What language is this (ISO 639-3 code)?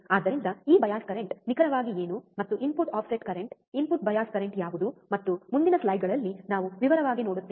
kan